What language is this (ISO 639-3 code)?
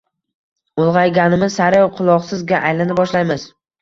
uzb